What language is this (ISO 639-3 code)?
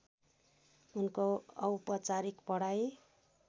nep